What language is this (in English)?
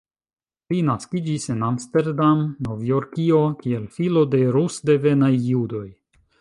Esperanto